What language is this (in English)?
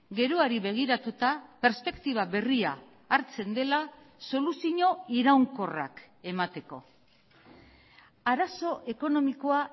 Basque